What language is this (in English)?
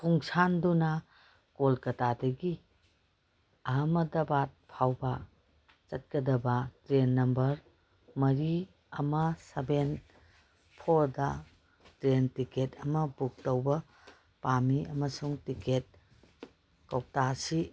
Manipuri